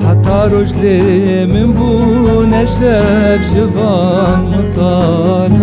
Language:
Kurdish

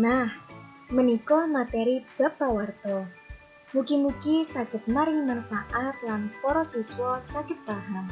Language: Indonesian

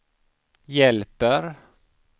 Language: Swedish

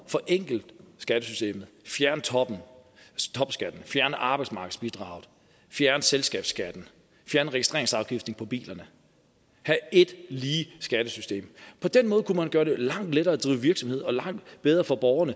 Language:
Danish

